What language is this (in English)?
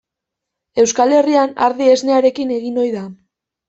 Basque